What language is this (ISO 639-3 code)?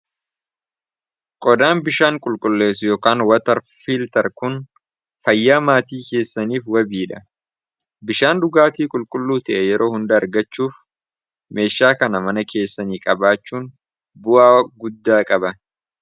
orm